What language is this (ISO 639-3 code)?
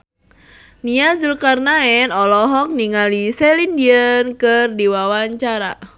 sun